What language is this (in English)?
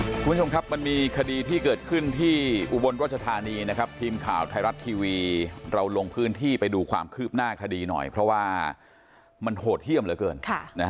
Thai